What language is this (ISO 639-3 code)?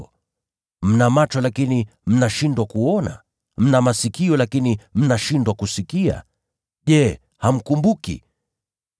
swa